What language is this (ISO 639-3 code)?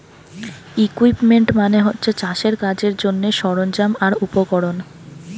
ben